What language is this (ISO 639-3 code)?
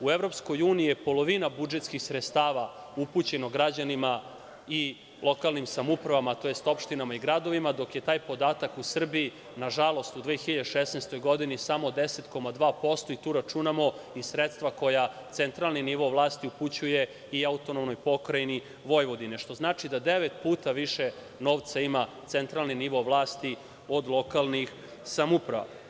srp